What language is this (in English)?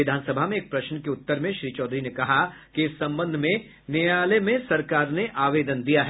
Hindi